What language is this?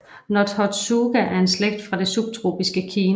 Danish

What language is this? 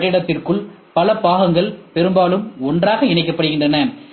Tamil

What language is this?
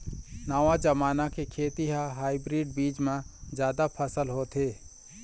Chhattisgarhi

